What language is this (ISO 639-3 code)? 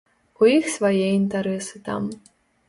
bel